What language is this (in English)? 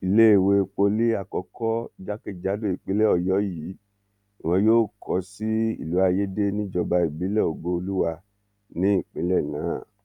Yoruba